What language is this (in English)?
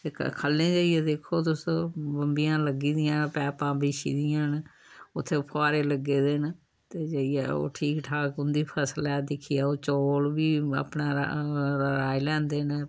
Dogri